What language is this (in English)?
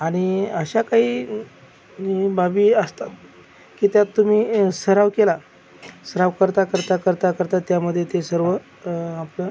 Marathi